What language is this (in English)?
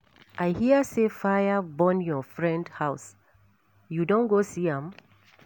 Nigerian Pidgin